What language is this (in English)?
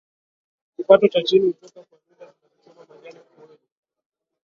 Swahili